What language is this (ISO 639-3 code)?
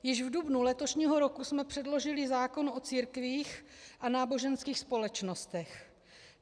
ces